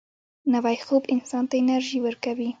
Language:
Pashto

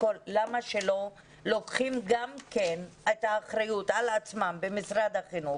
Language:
Hebrew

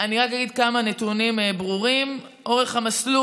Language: Hebrew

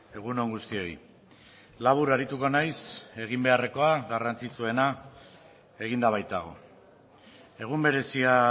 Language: Basque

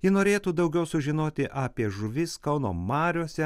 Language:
Lithuanian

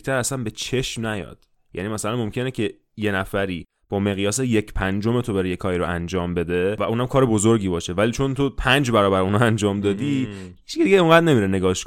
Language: Persian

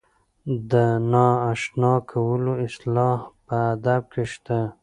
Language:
Pashto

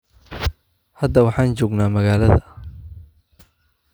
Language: Somali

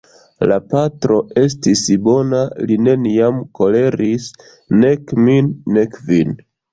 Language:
Esperanto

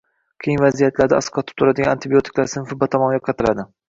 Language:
Uzbek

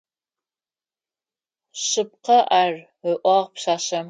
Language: Adyghe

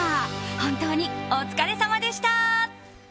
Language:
Japanese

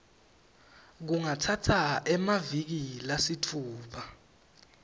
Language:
Swati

